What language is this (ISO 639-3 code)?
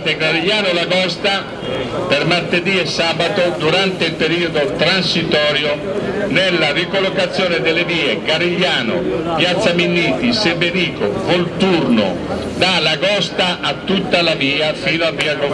ita